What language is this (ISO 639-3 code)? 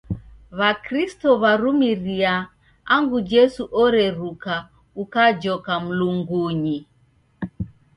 dav